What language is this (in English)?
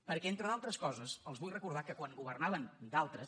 Catalan